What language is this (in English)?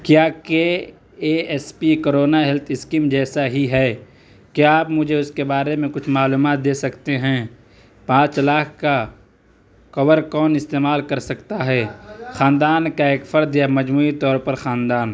Urdu